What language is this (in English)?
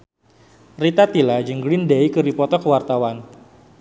Sundanese